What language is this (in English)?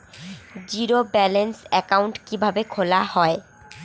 Bangla